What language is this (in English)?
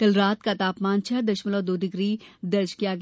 Hindi